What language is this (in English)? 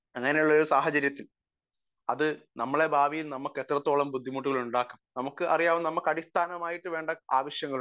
Malayalam